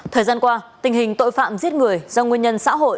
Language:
Vietnamese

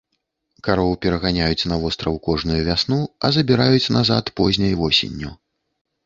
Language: Belarusian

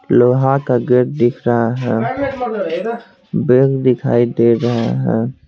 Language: Hindi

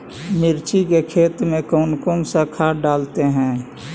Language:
Magahi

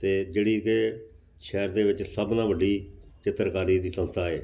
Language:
Punjabi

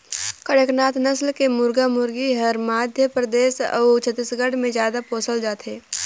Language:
Chhattisgarhi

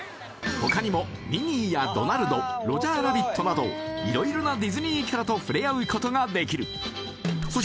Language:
Japanese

